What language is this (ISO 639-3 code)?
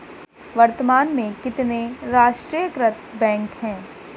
hin